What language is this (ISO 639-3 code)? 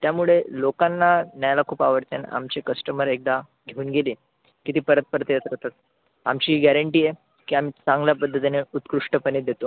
mar